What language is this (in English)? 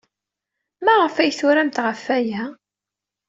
Kabyle